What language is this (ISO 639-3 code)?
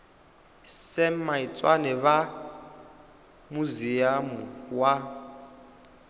ven